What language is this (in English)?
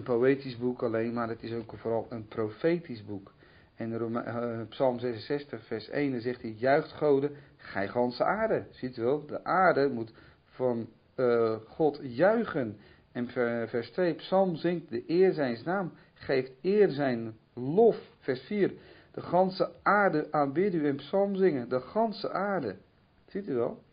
Dutch